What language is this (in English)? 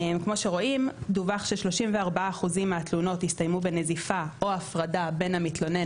Hebrew